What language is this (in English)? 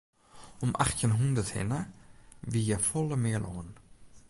Western Frisian